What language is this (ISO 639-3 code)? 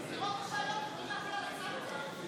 heb